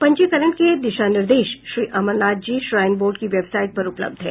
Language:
Hindi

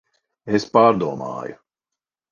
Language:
Latvian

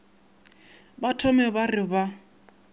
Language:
Northern Sotho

